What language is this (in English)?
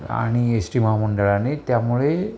Marathi